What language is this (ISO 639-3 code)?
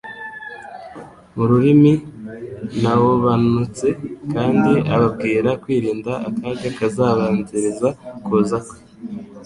kin